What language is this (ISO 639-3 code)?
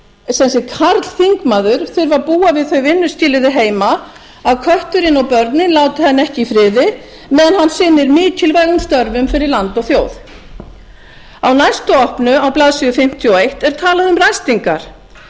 isl